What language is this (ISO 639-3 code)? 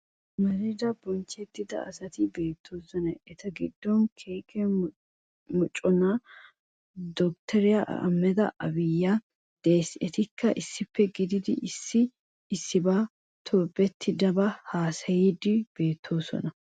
wal